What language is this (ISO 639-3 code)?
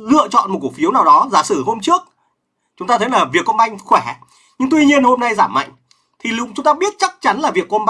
vie